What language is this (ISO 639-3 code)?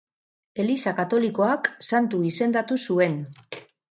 eus